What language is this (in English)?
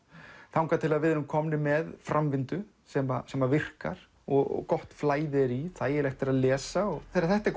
Icelandic